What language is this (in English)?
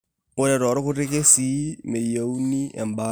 Masai